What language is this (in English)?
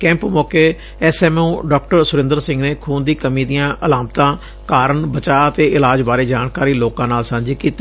Punjabi